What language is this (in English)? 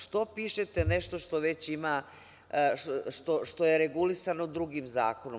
Serbian